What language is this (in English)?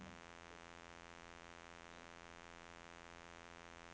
Norwegian